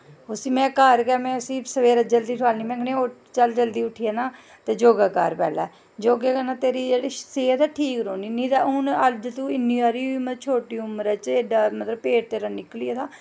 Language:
Dogri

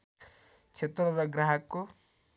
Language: Nepali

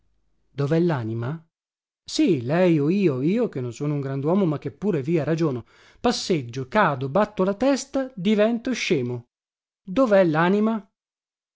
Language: Italian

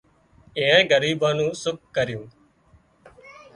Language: Wadiyara Koli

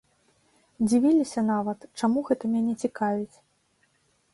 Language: Belarusian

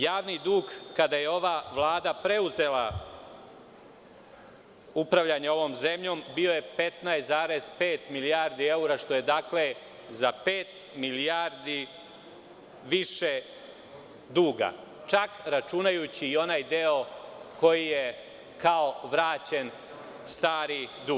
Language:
Serbian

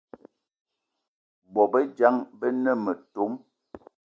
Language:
Eton (Cameroon)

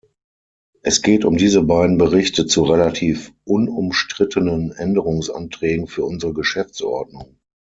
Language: German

